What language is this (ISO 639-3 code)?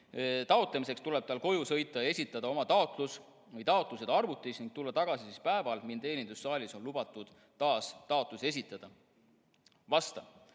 est